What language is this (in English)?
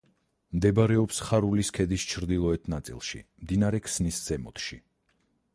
Georgian